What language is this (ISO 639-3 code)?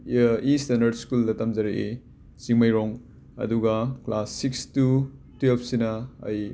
mni